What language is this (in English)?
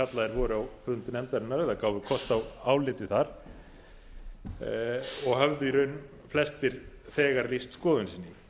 Icelandic